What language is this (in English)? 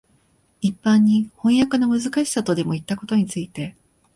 Japanese